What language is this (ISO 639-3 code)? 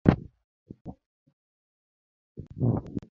luo